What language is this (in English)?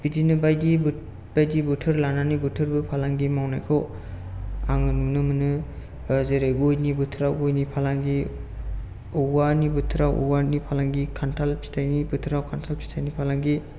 Bodo